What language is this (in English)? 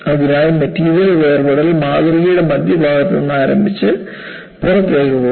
Malayalam